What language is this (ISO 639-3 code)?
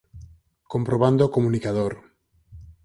glg